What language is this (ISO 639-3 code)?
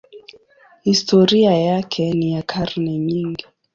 swa